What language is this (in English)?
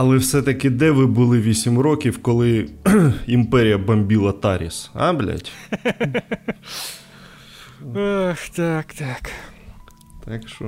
Ukrainian